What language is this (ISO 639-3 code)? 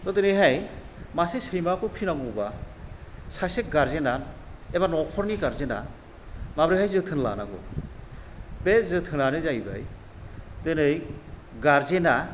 brx